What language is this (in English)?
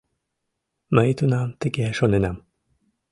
Mari